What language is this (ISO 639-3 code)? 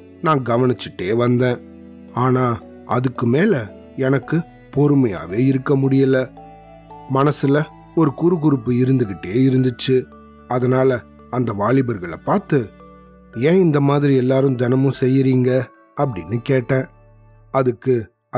tam